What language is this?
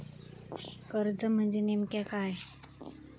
Marathi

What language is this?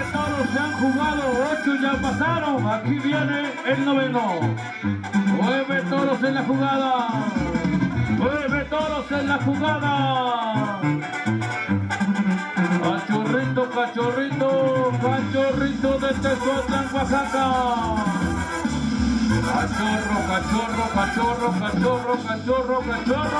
Spanish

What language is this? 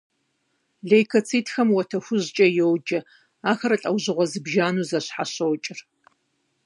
Kabardian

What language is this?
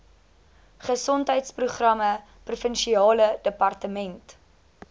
Afrikaans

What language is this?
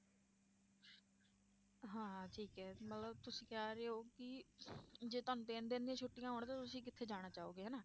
Punjabi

